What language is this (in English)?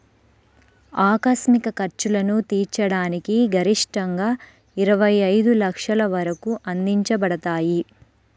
Telugu